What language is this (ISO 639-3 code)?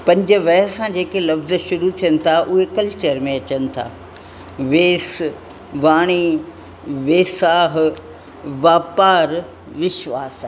snd